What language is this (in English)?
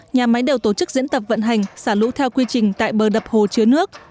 Vietnamese